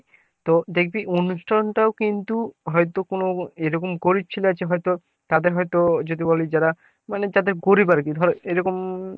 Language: Bangla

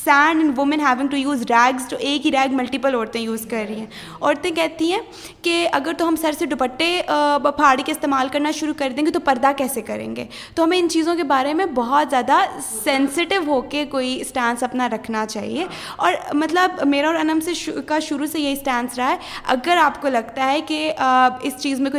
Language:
Urdu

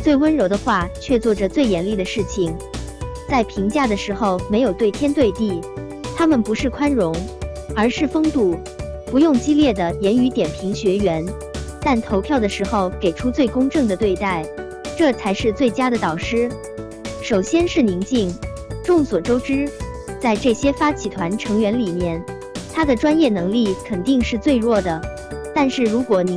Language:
Chinese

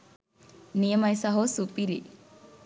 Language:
Sinhala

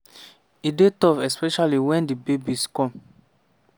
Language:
Nigerian Pidgin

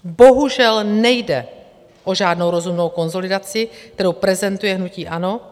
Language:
Czech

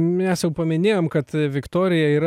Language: Lithuanian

